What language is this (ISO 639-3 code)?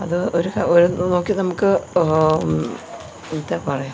mal